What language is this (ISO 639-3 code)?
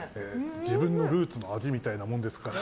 jpn